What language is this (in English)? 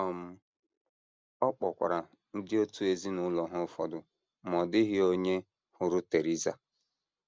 Igbo